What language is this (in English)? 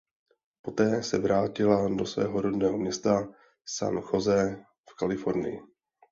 Czech